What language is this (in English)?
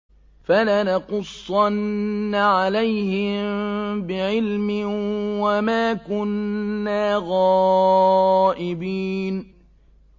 Arabic